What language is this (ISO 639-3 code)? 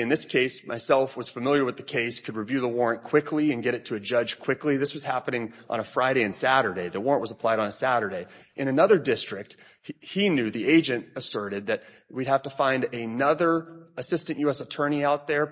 eng